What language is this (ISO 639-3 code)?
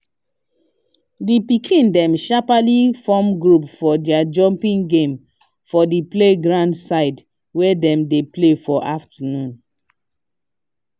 pcm